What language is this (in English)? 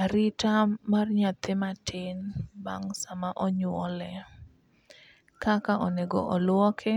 Luo (Kenya and Tanzania)